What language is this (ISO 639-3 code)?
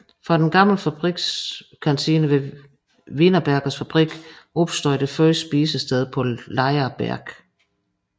dan